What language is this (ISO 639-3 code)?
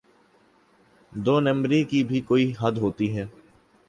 urd